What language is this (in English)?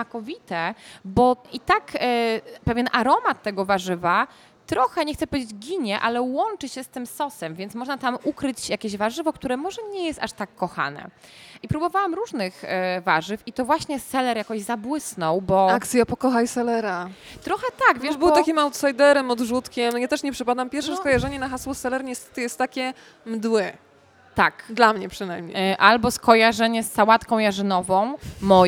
Polish